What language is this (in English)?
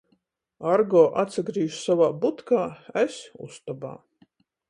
Latgalian